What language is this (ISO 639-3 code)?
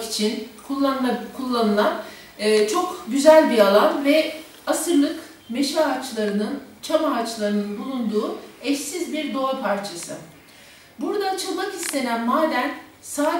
tur